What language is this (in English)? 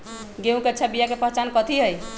Magahi